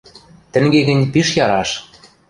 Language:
Western Mari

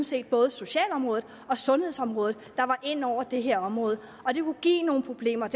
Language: Danish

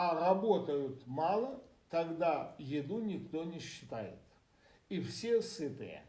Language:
Russian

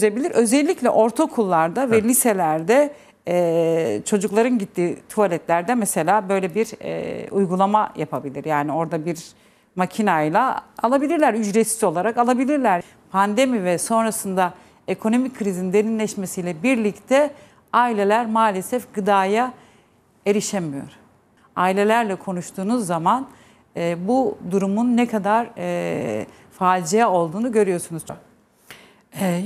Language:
Turkish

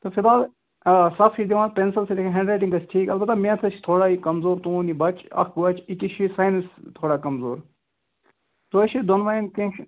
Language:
Kashmiri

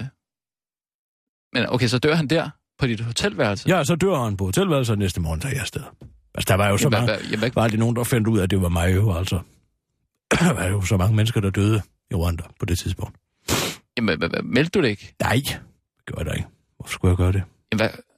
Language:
Danish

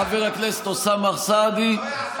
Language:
Hebrew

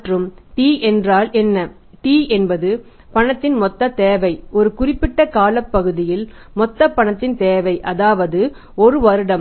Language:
Tamil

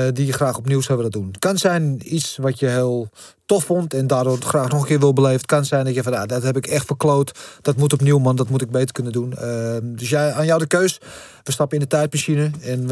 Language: Dutch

